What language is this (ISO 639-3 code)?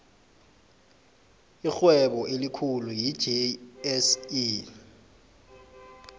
nbl